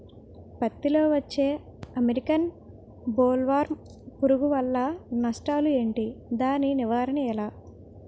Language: Telugu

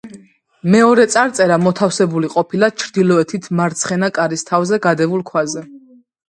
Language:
Georgian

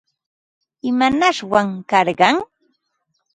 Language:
Ambo-Pasco Quechua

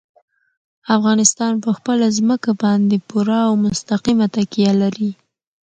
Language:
Pashto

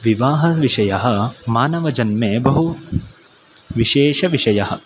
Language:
Sanskrit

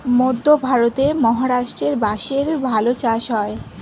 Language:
Bangla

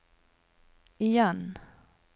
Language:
Norwegian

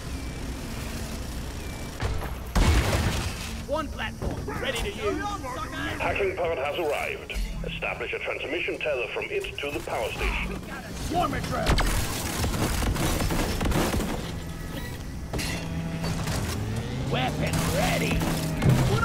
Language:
English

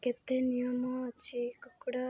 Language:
Odia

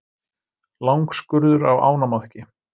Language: Icelandic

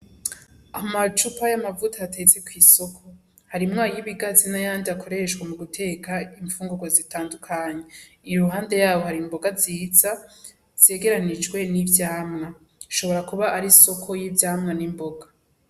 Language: Rundi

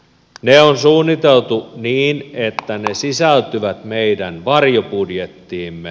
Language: Finnish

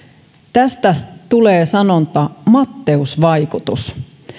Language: Finnish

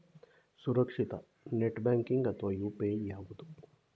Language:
Kannada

